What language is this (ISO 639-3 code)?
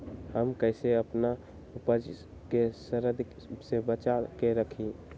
mag